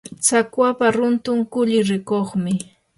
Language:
Yanahuanca Pasco Quechua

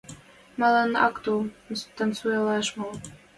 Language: Western Mari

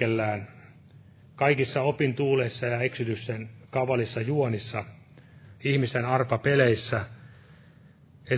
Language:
Finnish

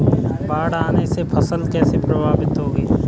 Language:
Hindi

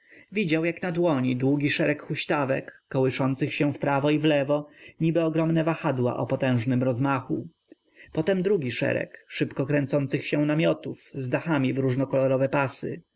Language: Polish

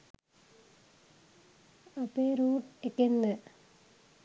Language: Sinhala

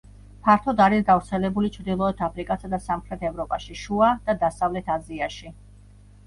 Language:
Georgian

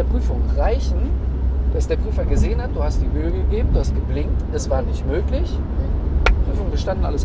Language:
German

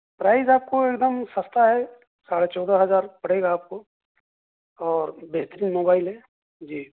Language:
Urdu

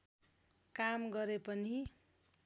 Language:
Nepali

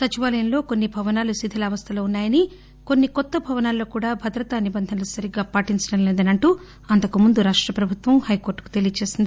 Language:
Telugu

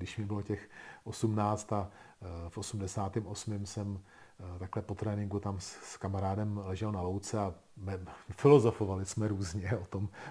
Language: Czech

